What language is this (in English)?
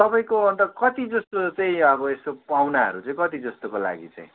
Nepali